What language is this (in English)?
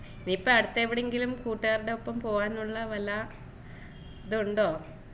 Malayalam